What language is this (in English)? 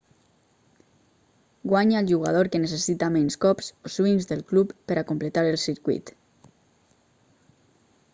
Catalan